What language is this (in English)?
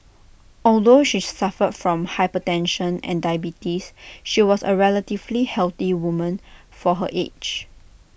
English